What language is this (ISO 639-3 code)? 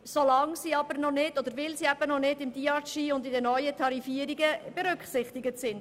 gsw